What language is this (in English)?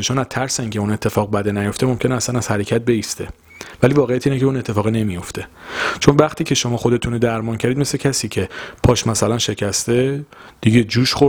Persian